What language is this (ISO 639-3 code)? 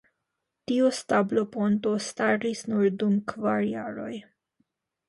epo